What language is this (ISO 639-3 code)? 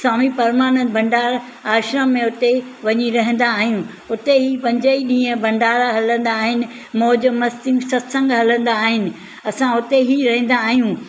snd